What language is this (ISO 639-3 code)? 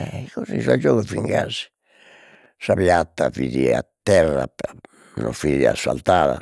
srd